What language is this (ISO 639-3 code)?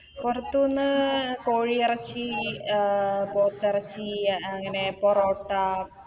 mal